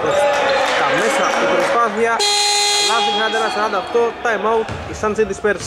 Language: Greek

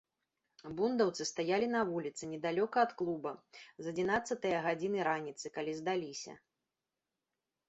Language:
Belarusian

